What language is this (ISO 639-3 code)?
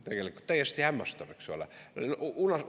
est